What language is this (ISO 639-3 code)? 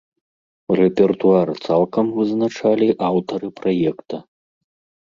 bel